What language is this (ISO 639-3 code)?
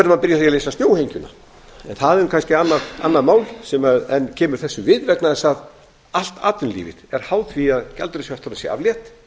isl